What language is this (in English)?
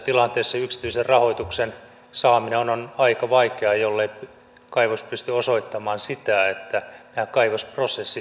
Finnish